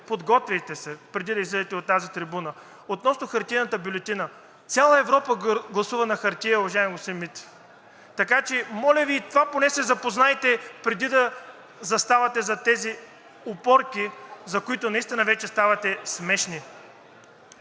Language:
Bulgarian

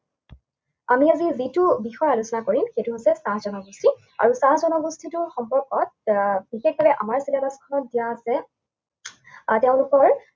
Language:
Assamese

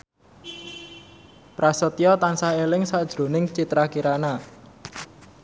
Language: Javanese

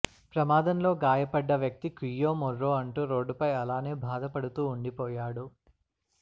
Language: Telugu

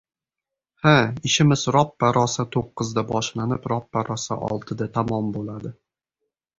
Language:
Uzbek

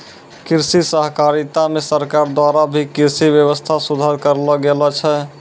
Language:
Maithili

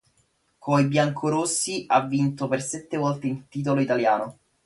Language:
Italian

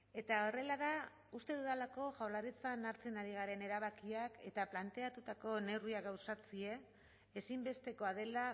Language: Basque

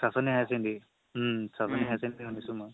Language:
Assamese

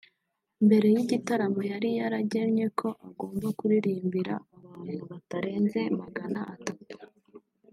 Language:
Kinyarwanda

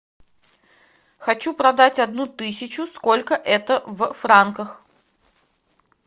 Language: Russian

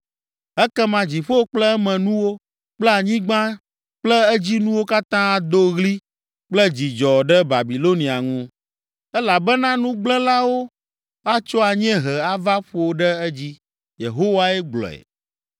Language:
Ewe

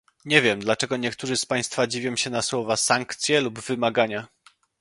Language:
Polish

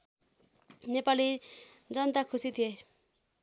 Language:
Nepali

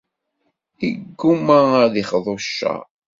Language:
Kabyle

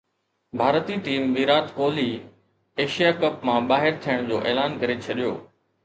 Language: Sindhi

